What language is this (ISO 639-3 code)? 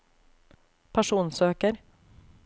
nor